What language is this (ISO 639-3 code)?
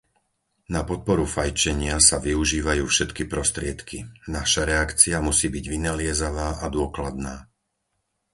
slk